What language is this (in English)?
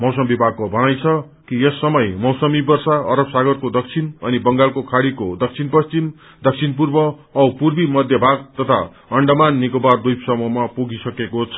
Nepali